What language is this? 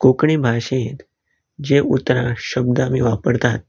Konkani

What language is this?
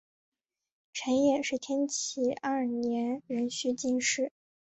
Chinese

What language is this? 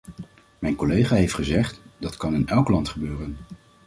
Dutch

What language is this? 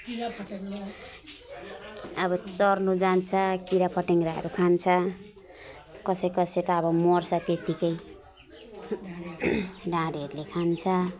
Nepali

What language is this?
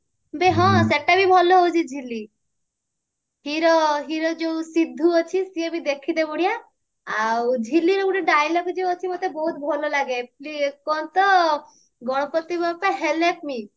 Odia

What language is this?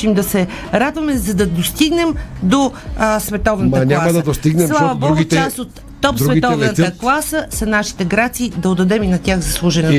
Bulgarian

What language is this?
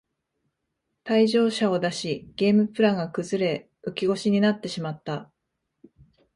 Japanese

